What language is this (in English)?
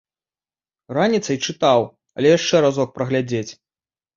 Belarusian